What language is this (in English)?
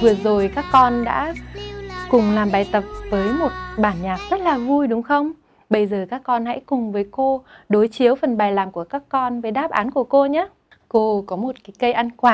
Vietnamese